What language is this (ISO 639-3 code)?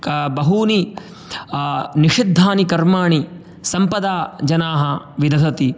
san